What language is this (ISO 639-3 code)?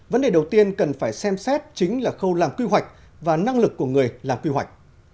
vie